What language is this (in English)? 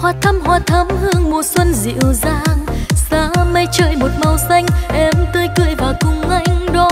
Vietnamese